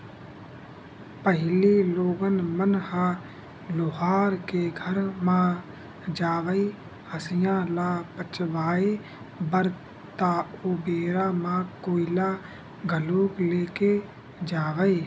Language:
Chhattisgarhi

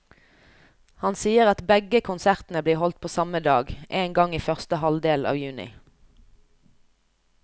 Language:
Norwegian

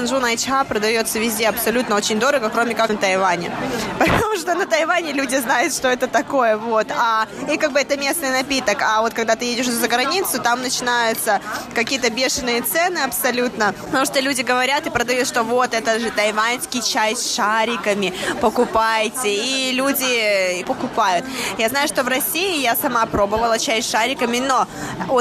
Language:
Russian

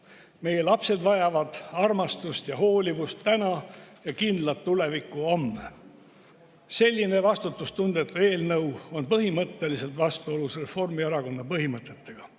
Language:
Estonian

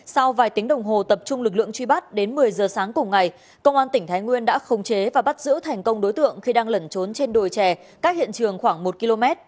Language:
Vietnamese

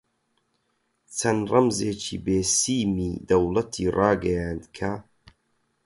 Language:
Central Kurdish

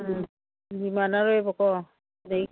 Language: Manipuri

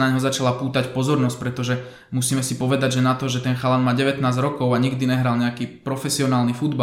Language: Slovak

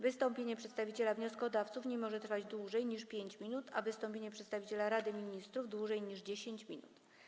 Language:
Polish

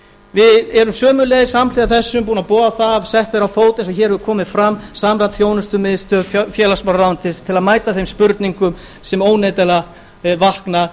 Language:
Icelandic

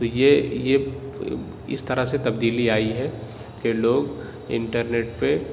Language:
Urdu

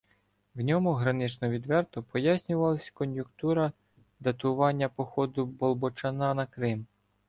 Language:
Ukrainian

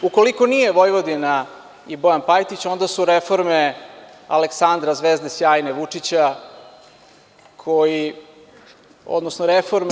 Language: Serbian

